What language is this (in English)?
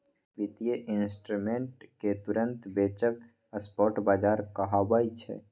Maithili